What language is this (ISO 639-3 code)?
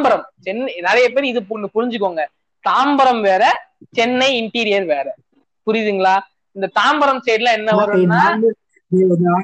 tam